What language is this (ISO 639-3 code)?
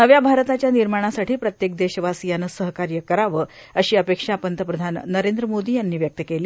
mar